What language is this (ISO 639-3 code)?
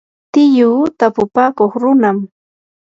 qur